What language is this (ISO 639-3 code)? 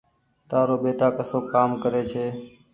gig